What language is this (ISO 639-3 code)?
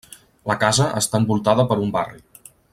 cat